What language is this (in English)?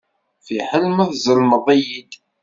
Kabyle